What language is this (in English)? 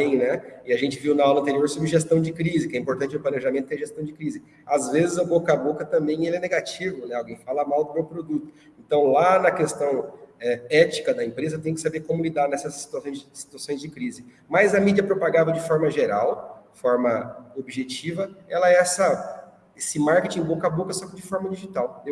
Portuguese